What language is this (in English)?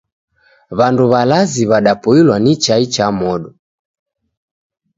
Taita